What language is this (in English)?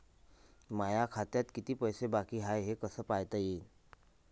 Marathi